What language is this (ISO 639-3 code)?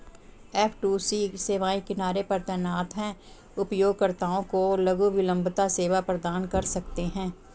hin